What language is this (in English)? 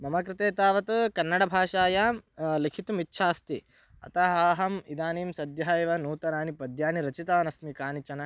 Sanskrit